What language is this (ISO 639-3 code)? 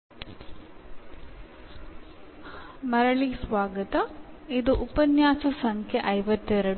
mal